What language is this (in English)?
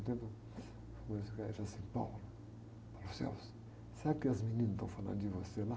Portuguese